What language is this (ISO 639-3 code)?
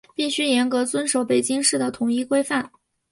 zho